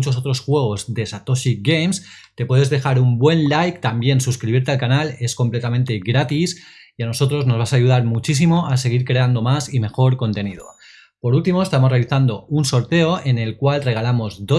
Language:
Spanish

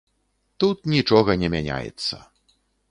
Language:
Belarusian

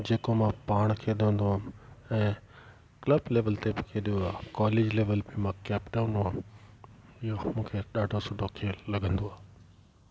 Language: Sindhi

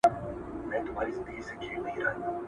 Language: Pashto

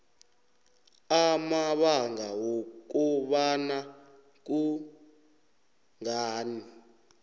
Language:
South Ndebele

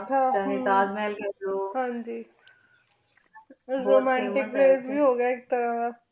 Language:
Punjabi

